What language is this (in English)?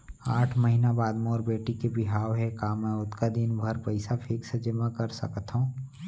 Chhattisgarhi